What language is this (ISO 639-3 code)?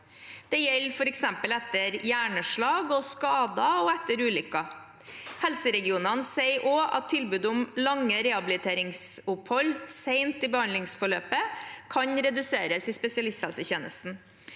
nor